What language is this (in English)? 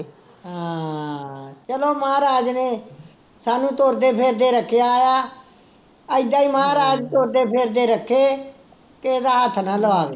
Punjabi